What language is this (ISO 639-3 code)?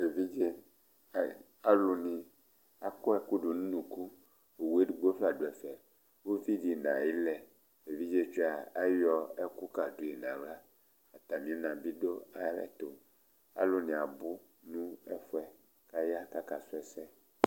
kpo